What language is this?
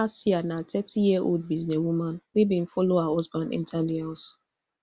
Nigerian Pidgin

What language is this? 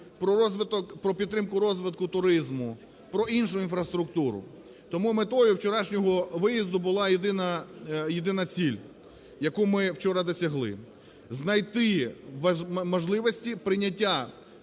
Ukrainian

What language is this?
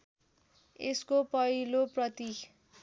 Nepali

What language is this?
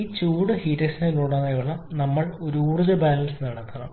Malayalam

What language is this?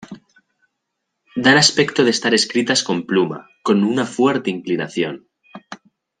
Spanish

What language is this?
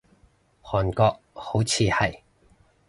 Cantonese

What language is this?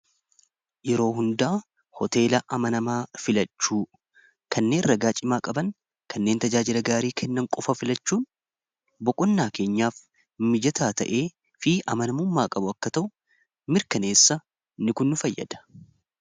Oromo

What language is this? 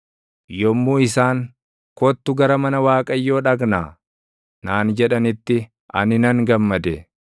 Oromo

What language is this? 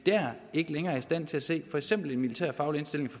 Danish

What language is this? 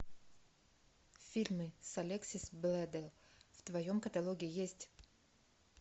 Russian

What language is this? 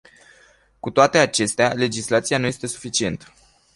Romanian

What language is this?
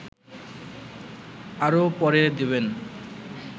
Bangla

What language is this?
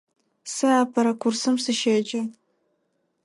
Adyghe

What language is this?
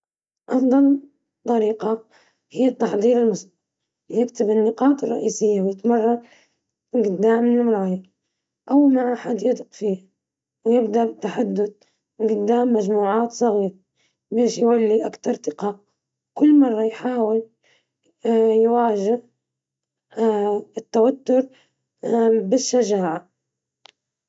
Libyan Arabic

